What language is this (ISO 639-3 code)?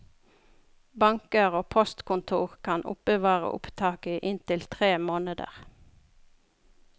nor